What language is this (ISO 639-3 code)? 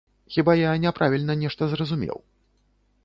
bel